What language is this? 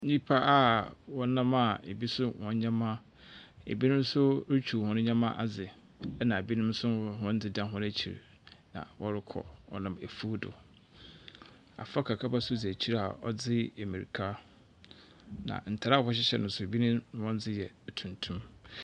Akan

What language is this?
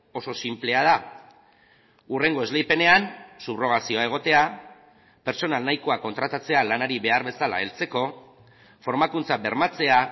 Basque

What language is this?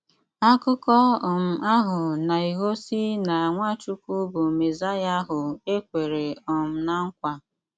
Igbo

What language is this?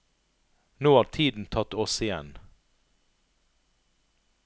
Norwegian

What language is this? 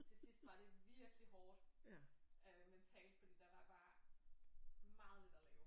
Danish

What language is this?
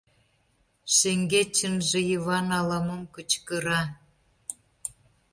Mari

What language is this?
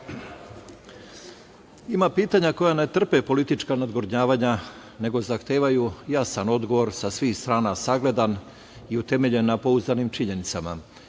Serbian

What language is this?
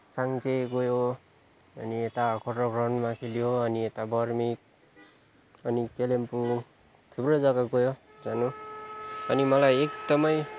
Nepali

